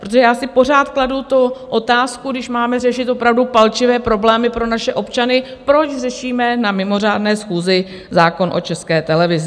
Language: Czech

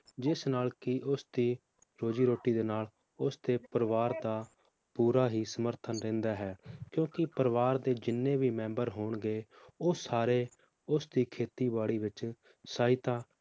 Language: Punjabi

